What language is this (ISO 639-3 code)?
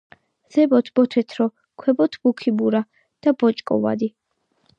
kat